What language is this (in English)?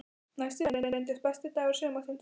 Icelandic